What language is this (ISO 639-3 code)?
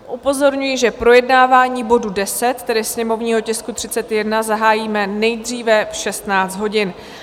ces